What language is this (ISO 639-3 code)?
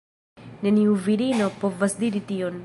epo